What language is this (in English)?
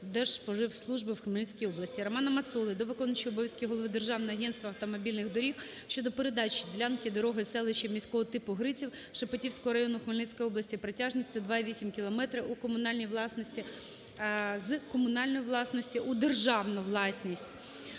Ukrainian